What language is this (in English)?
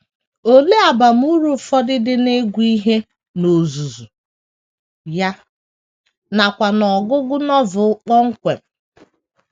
Igbo